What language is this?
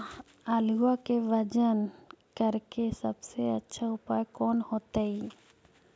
Magahi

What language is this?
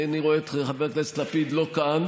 Hebrew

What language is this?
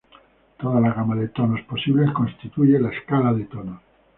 Spanish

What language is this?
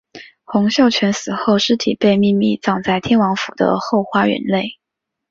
Chinese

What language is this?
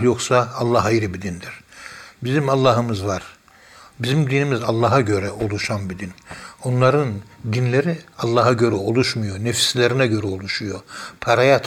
Turkish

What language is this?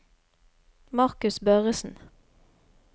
Norwegian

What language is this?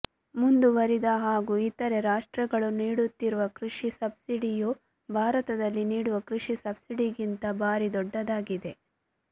Kannada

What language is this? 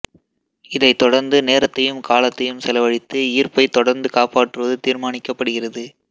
Tamil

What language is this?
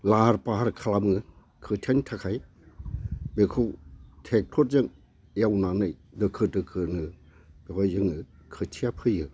Bodo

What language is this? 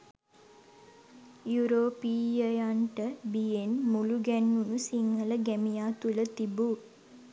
Sinhala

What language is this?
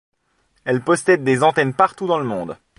French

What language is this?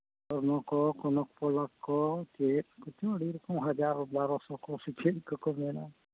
Santali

